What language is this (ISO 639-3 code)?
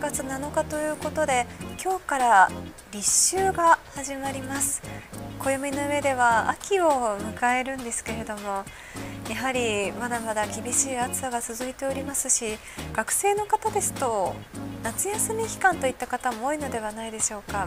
jpn